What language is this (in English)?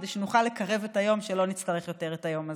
Hebrew